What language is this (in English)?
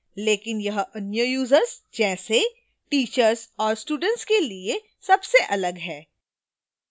Hindi